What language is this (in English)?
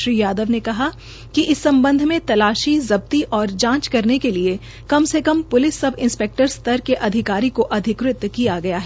Hindi